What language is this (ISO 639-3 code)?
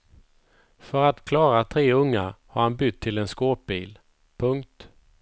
swe